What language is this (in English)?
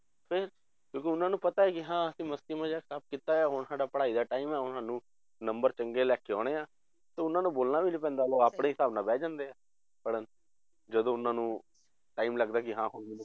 Punjabi